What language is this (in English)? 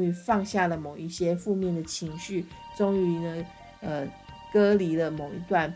Chinese